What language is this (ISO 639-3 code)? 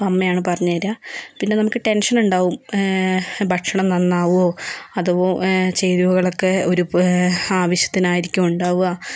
mal